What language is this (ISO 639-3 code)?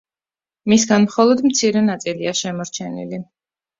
kat